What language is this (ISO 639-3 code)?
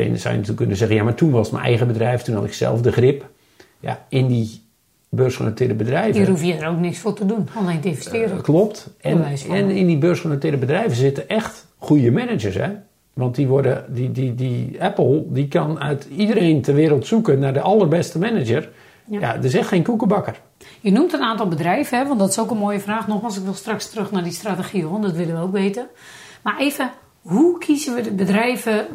nld